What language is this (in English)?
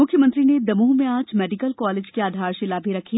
Hindi